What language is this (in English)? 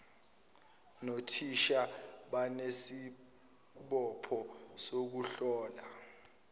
Zulu